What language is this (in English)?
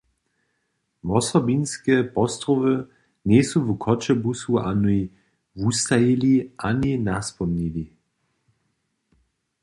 Upper Sorbian